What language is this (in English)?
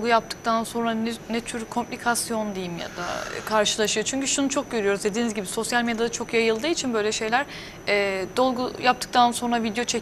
Turkish